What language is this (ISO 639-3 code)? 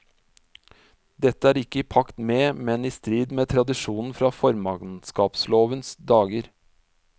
nor